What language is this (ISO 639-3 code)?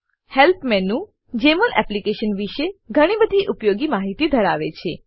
guj